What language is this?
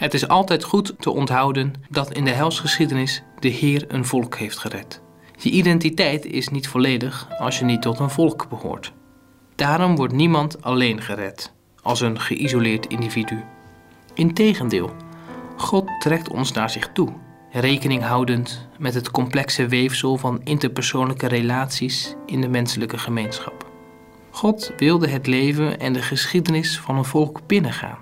Dutch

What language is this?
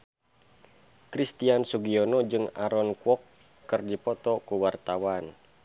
Sundanese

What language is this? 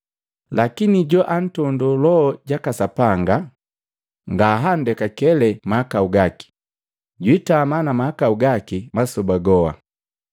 Matengo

